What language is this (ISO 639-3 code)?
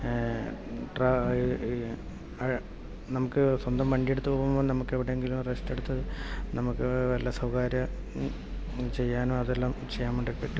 mal